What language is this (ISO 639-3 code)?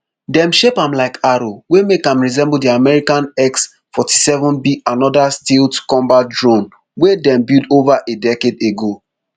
pcm